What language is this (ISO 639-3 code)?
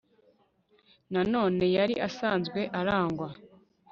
kin